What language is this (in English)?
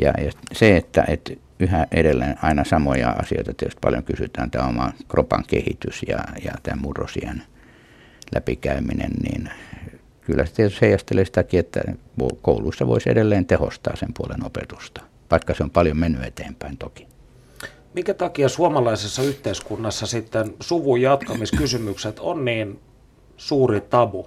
Finnish